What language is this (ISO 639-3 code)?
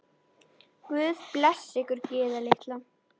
isl